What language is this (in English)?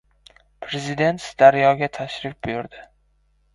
Uzbek